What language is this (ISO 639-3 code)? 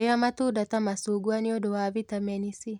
kik